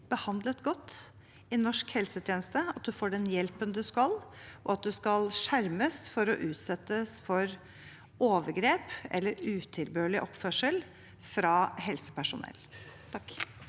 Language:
Norwegian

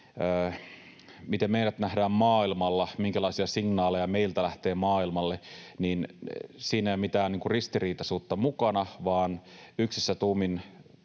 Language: Finnish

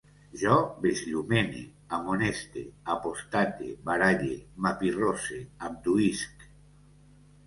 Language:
Catalan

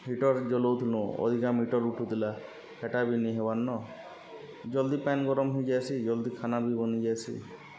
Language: Odia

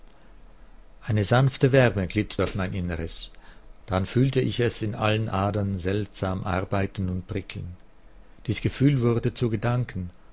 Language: German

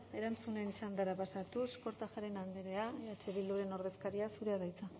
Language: Basque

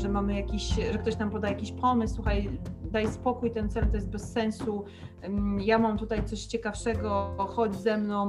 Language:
Polish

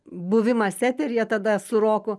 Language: Lithuanian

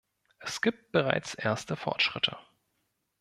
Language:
German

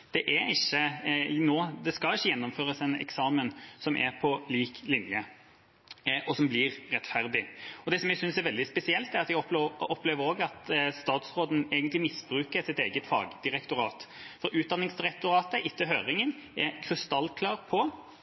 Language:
Norwegian Bokmål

